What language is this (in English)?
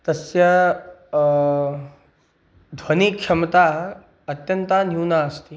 Sanskrit